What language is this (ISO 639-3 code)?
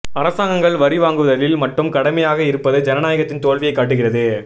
tam